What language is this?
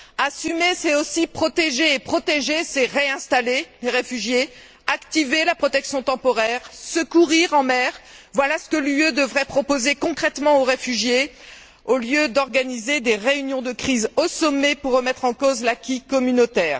French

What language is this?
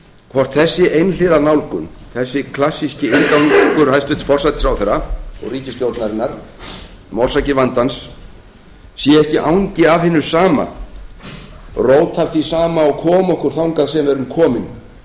Icelandic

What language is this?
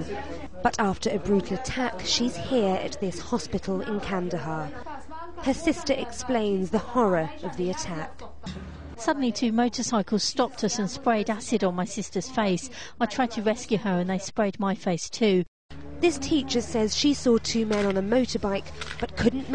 English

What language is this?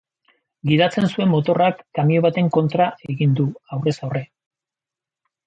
Basque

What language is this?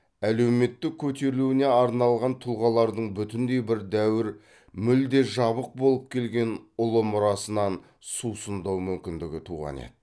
Kazakh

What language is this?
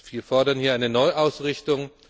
German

